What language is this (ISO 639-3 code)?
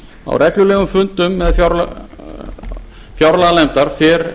isl